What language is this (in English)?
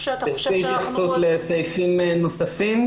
Hebrew